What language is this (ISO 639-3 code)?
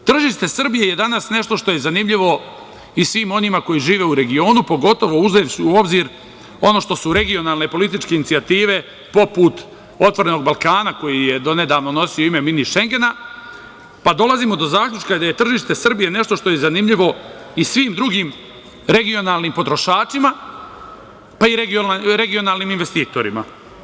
srp